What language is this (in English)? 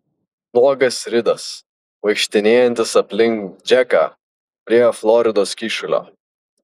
Lithuanian